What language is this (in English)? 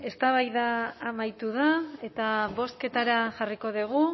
Basque